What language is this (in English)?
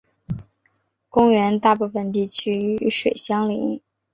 Chinese